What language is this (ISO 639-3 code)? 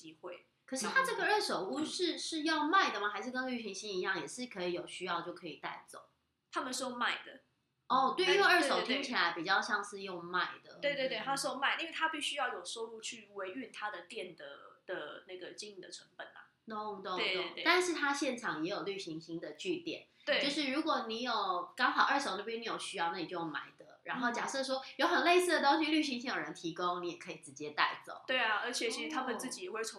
zho